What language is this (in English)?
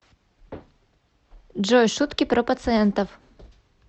Russian